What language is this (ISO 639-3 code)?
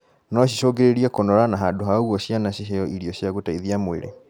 kik